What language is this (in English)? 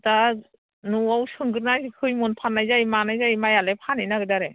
Bodo